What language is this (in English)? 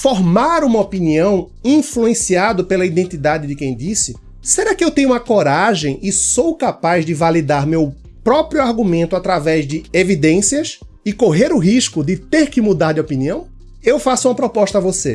Portuguese